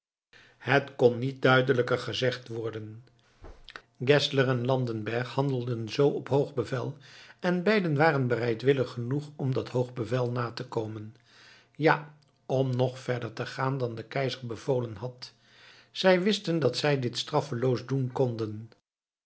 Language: Dutch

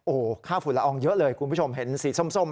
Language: Thai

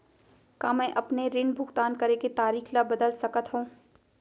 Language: Chhattisgarhi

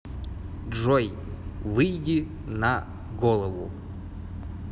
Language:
Russian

